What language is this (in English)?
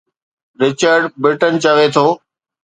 Sindhi